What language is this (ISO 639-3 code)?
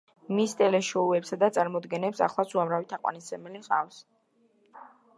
kat